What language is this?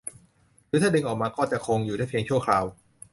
Thai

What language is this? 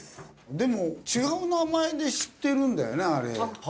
Japanese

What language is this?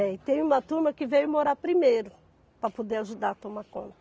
Portuguese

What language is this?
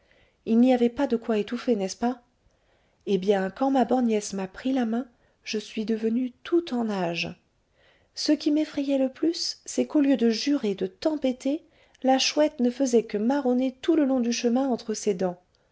French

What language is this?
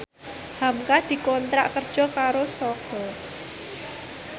Javanese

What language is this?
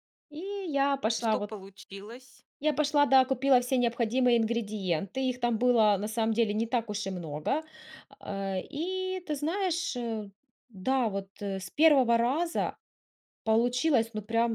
Russian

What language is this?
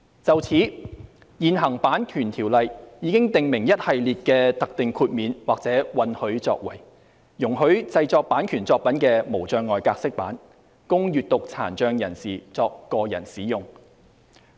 Cantonese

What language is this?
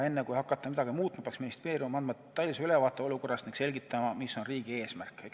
Estonian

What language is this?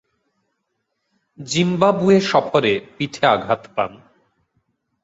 Bangla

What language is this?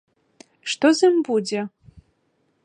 Belarusian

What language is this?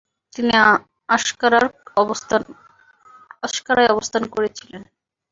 Bangla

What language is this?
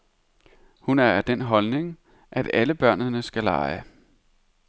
Danish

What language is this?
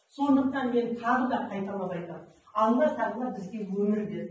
Kazakh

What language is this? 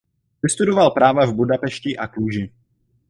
Czech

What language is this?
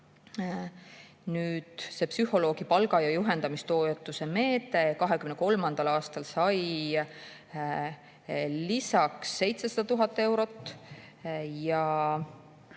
Estonian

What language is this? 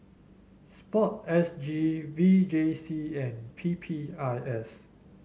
English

